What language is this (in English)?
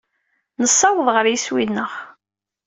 Kabyle